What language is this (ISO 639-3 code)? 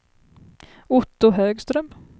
swe